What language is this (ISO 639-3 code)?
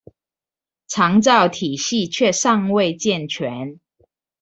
zho